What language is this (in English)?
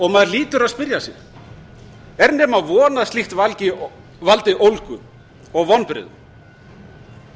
Icelandic